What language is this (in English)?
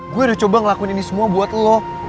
Indonesian